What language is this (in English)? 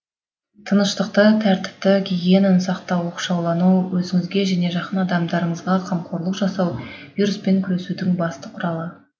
Kazakh